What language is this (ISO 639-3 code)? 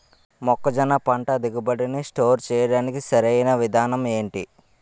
tel